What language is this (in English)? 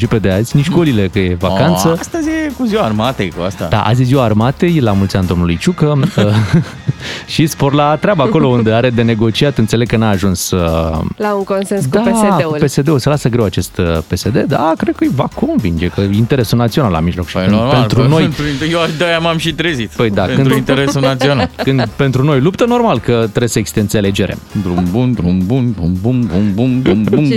Romanian